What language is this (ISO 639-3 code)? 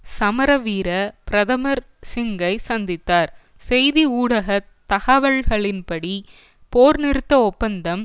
tam